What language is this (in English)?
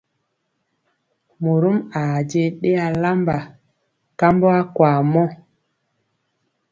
Mpiemo